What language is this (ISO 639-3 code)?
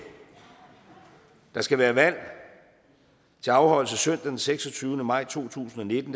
dan